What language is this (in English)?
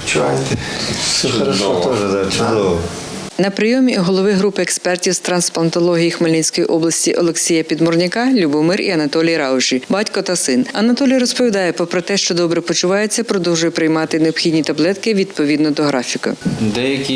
Ukrainian